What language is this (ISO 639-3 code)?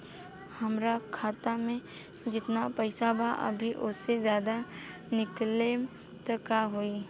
bho